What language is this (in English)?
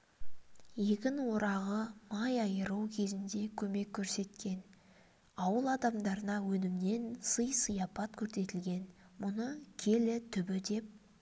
Kazakh